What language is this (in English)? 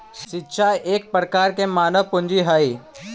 Magahi